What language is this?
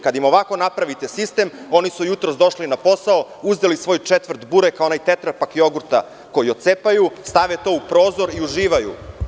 Serbian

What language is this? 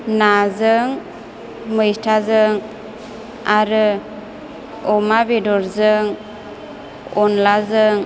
Bodo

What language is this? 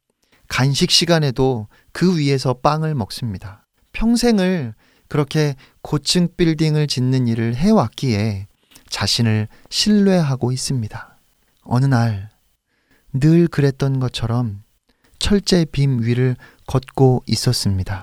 Korean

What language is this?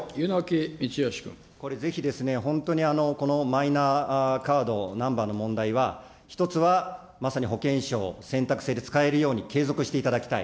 Japanese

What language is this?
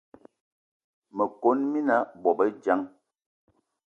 Eton (Cameroon)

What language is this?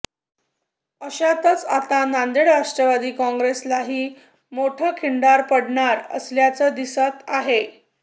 Marathi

